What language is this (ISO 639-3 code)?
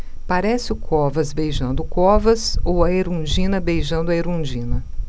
por